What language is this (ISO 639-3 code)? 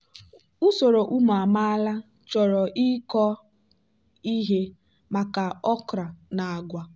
ibo